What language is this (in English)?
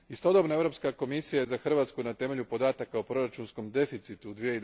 Croatian